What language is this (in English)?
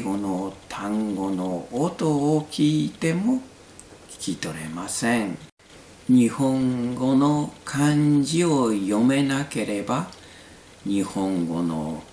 Japanese